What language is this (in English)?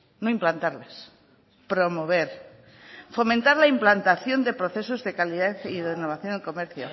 Spanish